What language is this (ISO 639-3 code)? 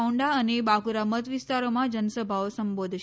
guj